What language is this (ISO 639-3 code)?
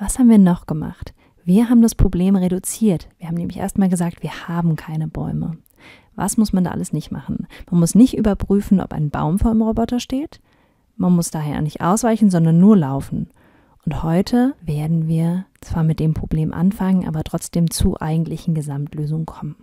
deu